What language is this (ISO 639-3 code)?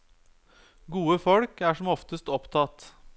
nor